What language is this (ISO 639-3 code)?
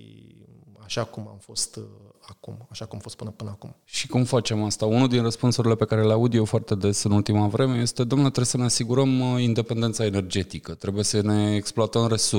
ron